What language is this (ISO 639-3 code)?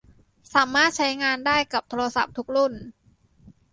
tha